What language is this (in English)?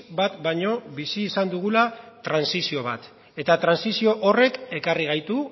Basque